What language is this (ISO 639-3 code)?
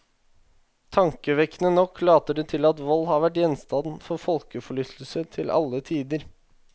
nor